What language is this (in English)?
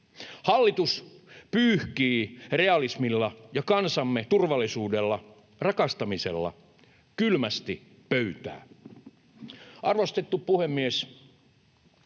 Finnish